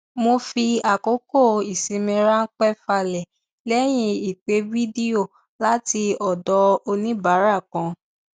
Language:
Yoruba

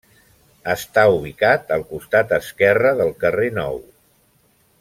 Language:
Catalan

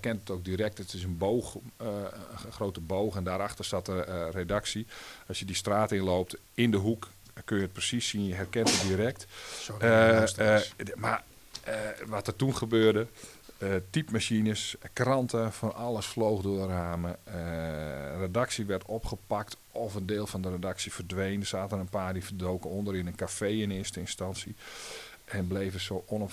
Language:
Dutch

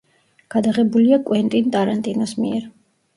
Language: Georgian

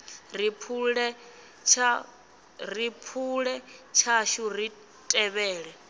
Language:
Venda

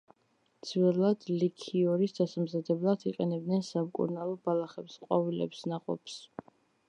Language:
Georgian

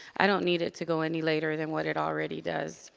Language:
English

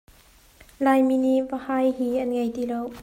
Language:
Hakha Chin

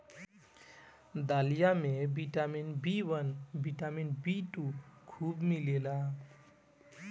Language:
Bhojpuri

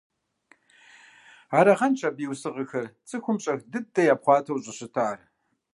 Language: Kabardian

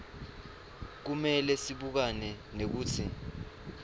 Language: Swati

